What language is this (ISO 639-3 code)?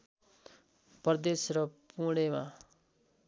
nep